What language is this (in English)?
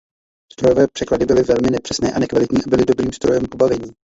Czech